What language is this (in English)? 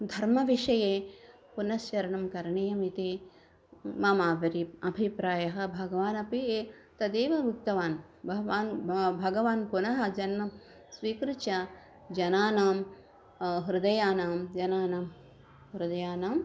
Sanskrit